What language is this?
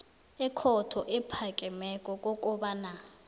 South Ndebele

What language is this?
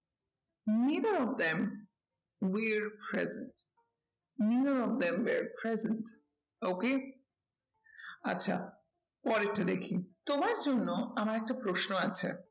Bangla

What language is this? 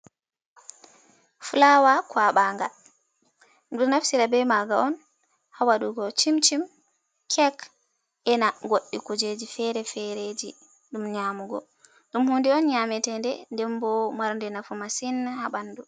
Fula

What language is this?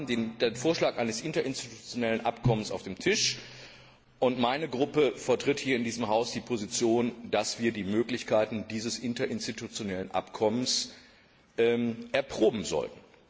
German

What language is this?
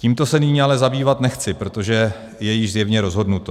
Czech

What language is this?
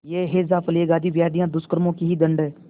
Hindi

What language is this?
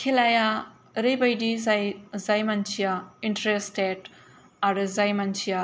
Bodo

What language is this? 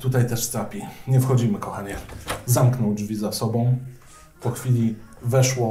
Polish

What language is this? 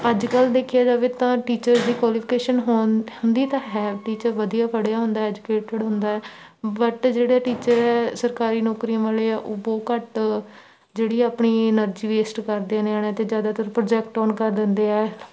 Punjabi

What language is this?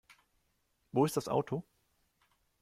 German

